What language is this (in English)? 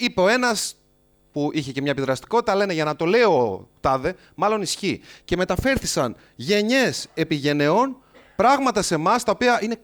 Greek